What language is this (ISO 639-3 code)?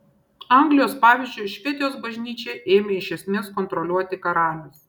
lit